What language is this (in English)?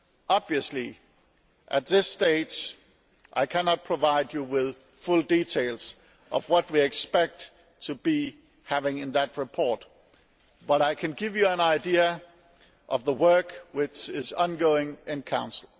English